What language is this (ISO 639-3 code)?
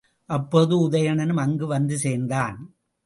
tam